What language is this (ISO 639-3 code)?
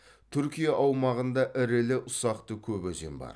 kaz